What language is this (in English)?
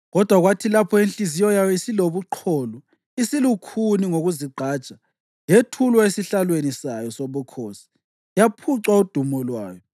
North Ndebele